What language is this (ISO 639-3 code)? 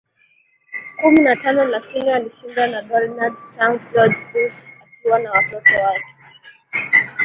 swa